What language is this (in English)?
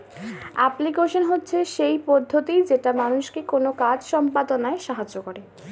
Bangla